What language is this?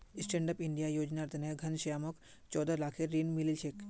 Magahi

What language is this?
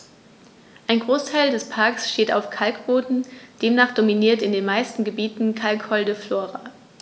German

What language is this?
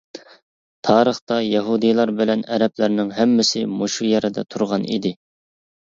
Uyghur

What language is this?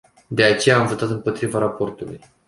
Romanian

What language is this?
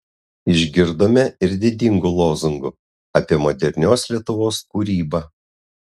Lithuanian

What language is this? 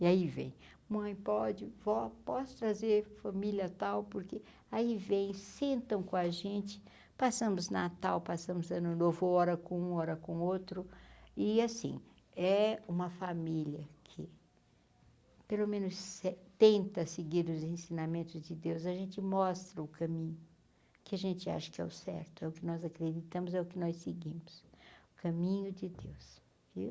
Portuguese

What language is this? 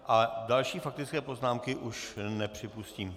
Czech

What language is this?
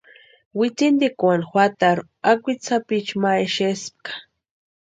Western Highland Purepecha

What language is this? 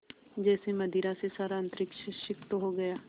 Hindi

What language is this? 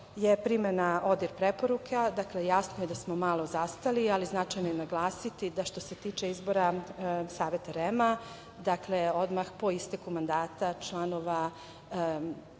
Serbian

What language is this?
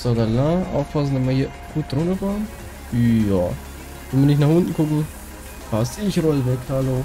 German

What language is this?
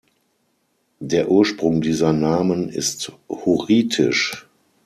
German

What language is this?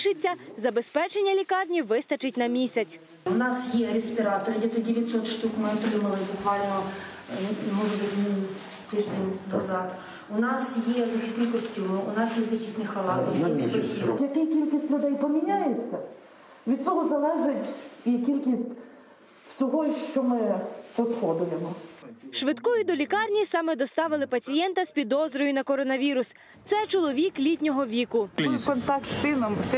Ukrainian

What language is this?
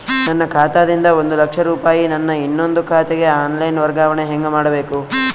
Kannada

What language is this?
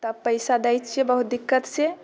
Maithili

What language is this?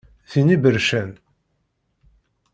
Kabyle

